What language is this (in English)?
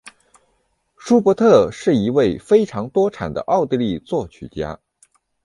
Chinese